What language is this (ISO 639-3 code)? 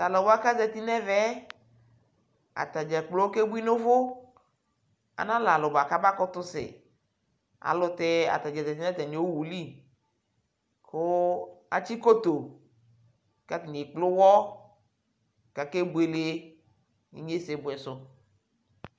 kpo